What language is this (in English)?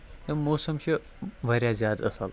Kashmiri